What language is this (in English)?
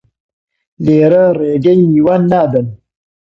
Central Kurdish